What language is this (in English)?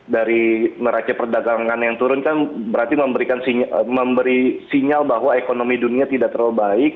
Indonesian